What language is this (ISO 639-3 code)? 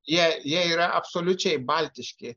lit